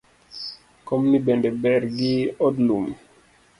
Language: Luo (Kenya and Tanzania)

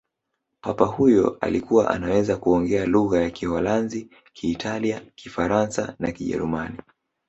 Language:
Swahili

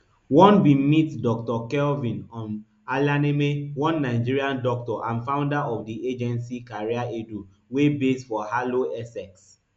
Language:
Nigerian Pidgin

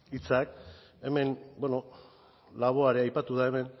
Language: Basque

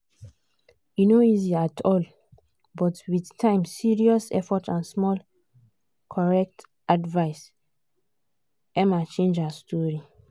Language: Nigerian Pidgin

